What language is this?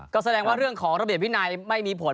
Thai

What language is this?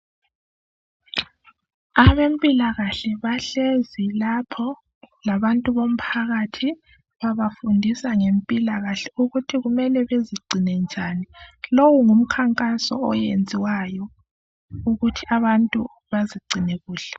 North Ndebele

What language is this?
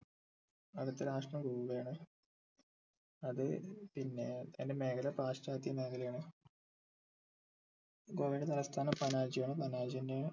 Malayalam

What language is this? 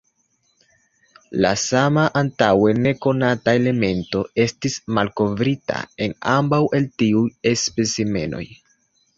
Esperanto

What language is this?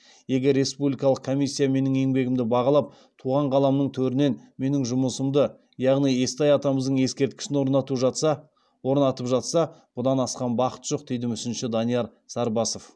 Kazakh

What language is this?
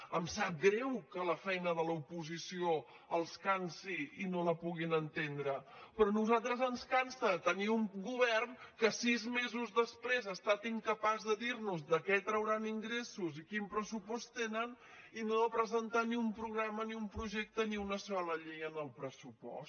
Catalan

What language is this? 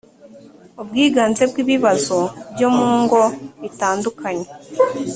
Kinyarwanda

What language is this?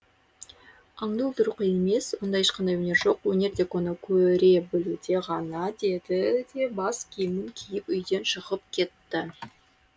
Kazakh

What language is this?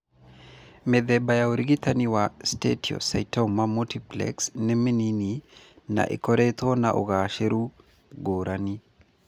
Kikuyu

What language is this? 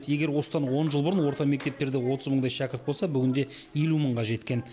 Kazakh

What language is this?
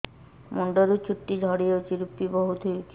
Odia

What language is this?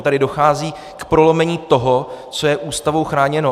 Czech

